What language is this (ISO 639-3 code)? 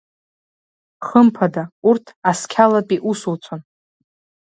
abk